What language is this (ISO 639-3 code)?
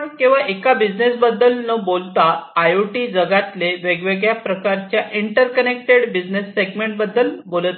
mar